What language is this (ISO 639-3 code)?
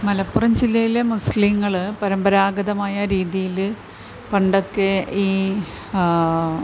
mal